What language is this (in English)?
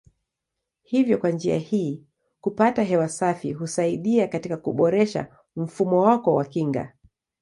Swahili